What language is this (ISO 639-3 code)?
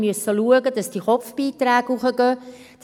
gsw